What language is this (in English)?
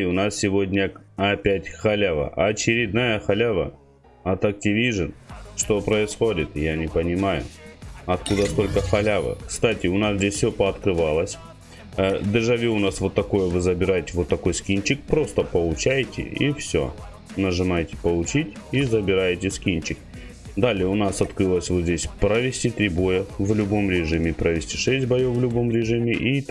Russian